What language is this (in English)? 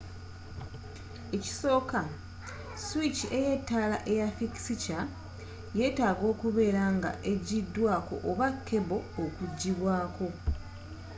Ganda